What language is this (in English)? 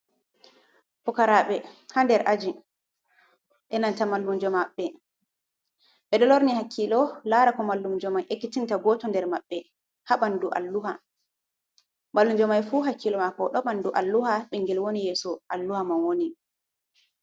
Fula